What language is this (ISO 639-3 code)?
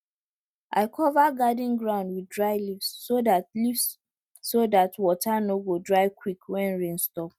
pcm